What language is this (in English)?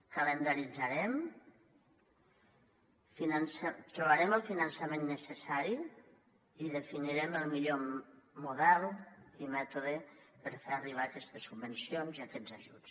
Catalan